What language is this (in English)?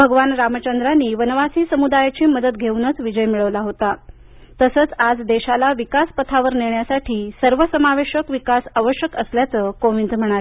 Marathi